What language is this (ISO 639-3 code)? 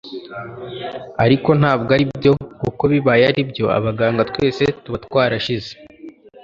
kin